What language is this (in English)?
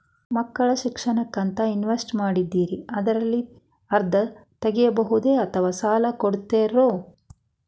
Kannada